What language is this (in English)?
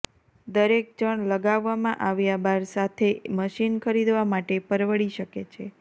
Gujarati